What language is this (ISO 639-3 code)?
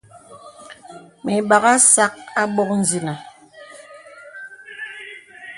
beb